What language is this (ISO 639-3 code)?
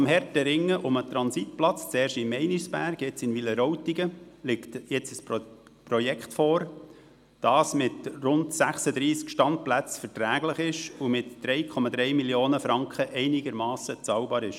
gsw